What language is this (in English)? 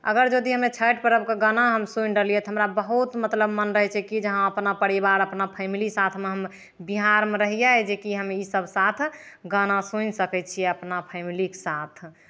Maithili